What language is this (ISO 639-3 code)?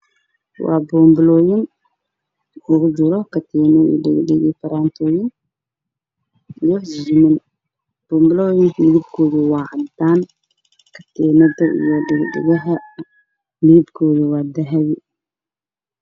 som